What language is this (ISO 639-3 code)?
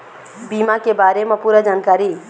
hne